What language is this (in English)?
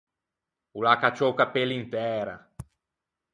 Ligurian